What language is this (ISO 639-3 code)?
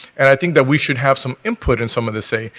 eng